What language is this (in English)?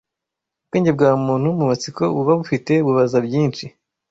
Kinyarwanda